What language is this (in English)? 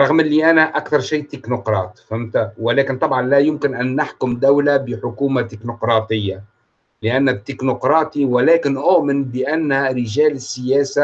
Arabic